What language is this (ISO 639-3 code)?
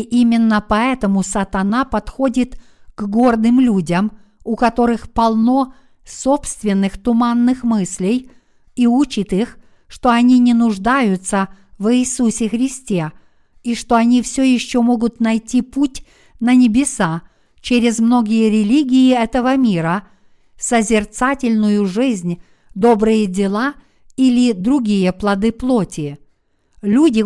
rus